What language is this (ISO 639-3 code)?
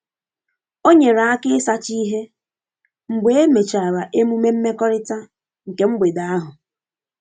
ibo